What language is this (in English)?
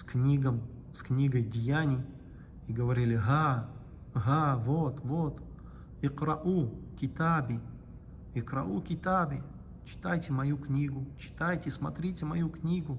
Russian